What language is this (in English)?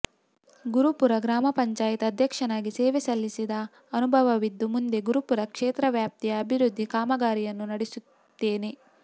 Kannada